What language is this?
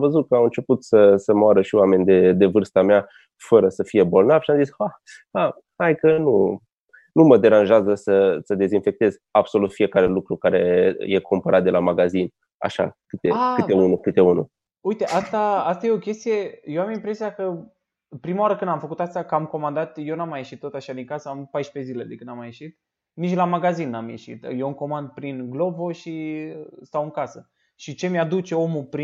Romanian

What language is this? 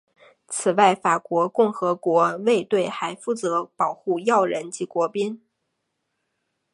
Chinese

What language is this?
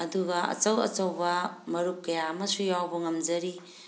Manipuri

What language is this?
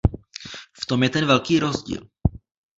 Czech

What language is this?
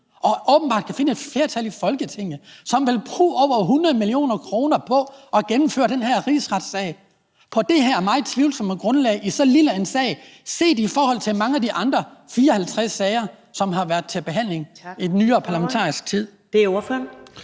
Danish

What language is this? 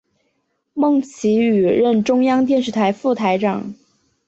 Chinese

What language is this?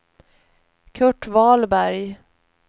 Swedish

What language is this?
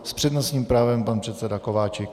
Czech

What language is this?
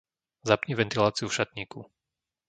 Slovak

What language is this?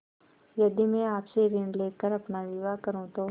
Hindi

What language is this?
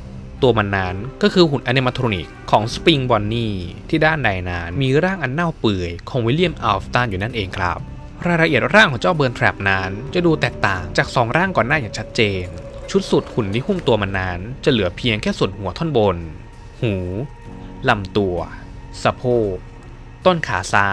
Thai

